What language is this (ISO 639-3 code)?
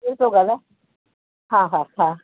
snd